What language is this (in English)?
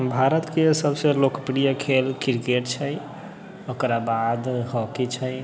Maithili